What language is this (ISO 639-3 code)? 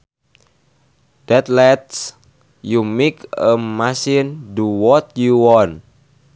sun